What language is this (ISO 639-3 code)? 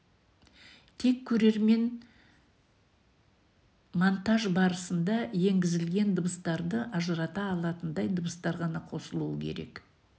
kaz